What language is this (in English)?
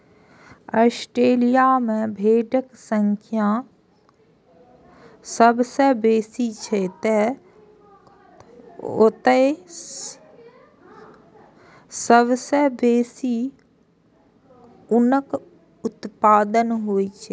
Maithili